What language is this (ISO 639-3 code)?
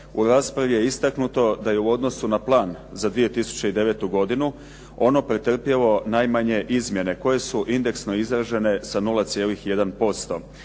hrv